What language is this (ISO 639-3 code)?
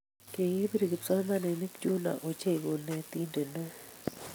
kln